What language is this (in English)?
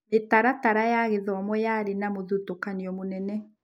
Kikuyu